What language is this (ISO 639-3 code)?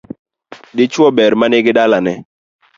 luo